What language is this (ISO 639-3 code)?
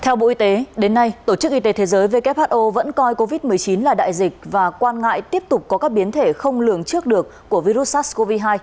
vie